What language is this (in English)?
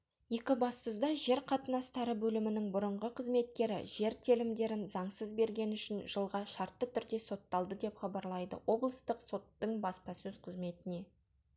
Kazakh